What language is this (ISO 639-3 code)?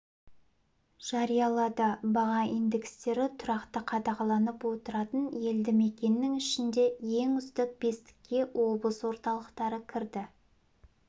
kaz